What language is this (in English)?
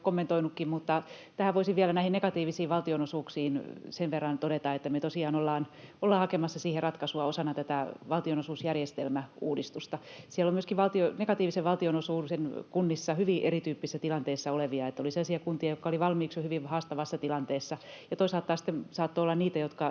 Finnish